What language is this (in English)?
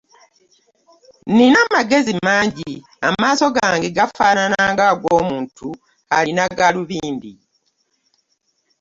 Ganda